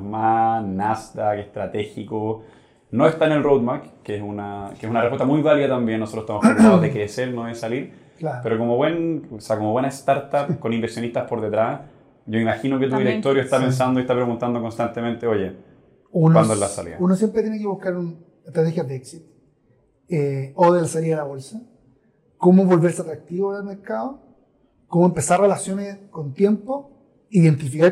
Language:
Spanish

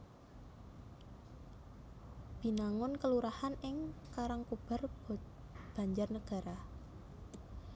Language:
Javanese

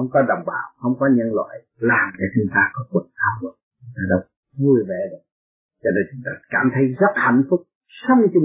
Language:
Vietnamese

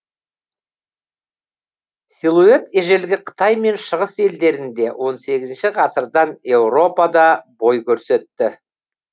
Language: Kazakh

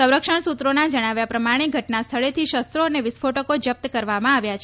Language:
Gujarati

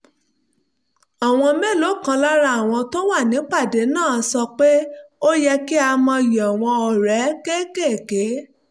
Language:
Yoruba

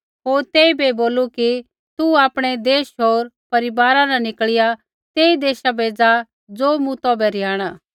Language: Kullu Pahari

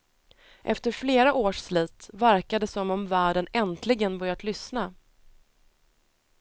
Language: Swedish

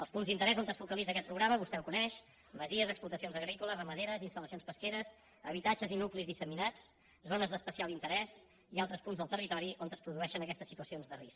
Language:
Catalan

